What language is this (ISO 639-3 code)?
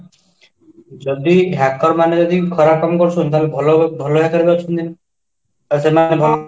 ori